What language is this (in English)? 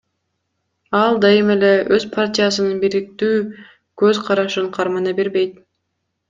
Kyrgyz